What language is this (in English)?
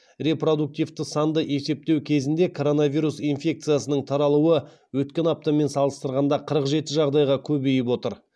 Kazakh